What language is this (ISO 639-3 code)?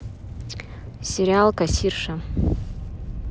rus